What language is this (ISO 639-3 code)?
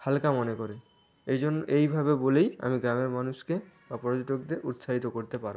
ben